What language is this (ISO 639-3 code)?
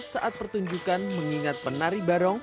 ind